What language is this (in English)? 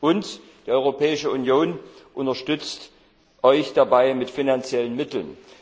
German